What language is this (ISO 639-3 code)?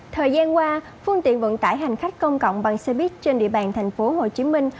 vie